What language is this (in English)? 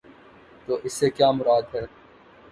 Urdu